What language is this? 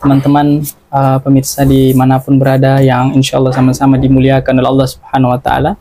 Indonesian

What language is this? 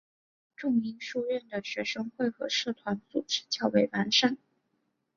Chinese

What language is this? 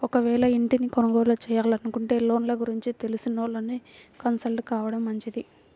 Telugu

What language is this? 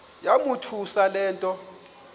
Xhosa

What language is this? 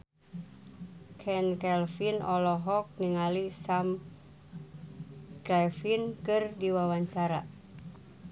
Sundanese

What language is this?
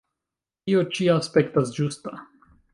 Esperanto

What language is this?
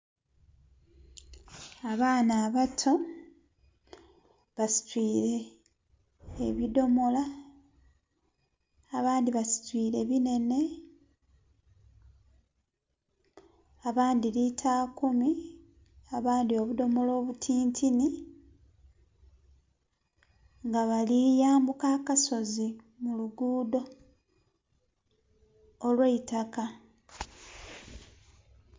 Soga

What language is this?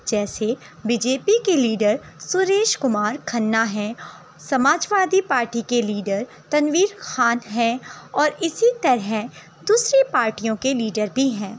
Urdu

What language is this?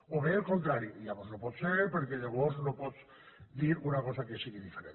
Catalan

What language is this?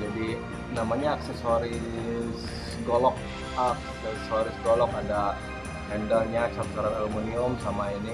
Indonesian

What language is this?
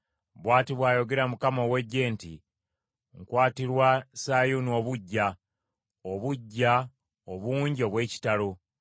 Ganda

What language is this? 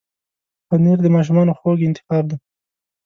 Pashto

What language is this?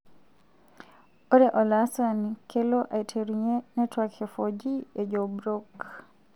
Masai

